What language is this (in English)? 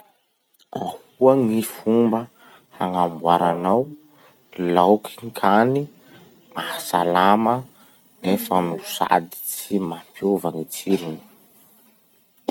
Masikoro Malagasy